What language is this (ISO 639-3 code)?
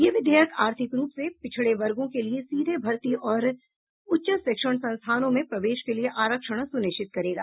hin